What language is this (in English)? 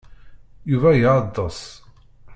Kabyle